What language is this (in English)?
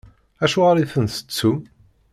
Kabyle